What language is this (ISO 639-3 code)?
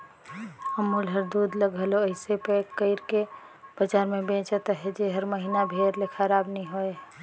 hne